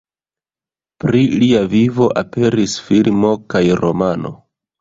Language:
Esperanto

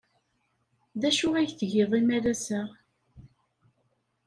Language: Kabyle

